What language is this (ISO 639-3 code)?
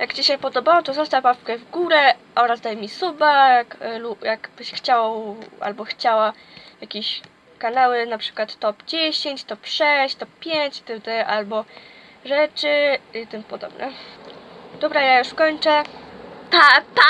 pol